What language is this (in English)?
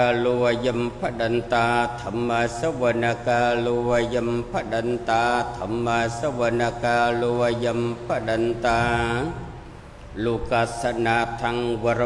Vietnamese